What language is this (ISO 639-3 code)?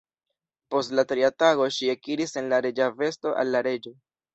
epo